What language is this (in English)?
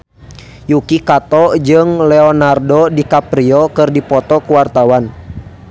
Sundanese